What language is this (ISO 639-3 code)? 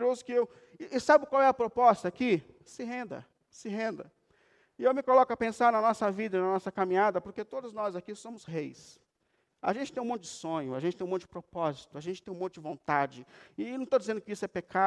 por